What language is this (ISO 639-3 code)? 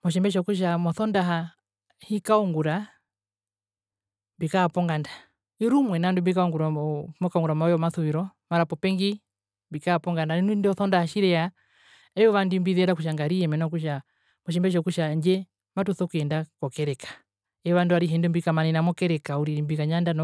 her